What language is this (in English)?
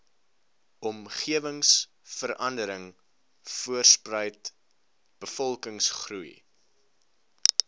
Afrikaans